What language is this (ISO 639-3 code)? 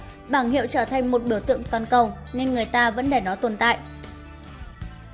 vie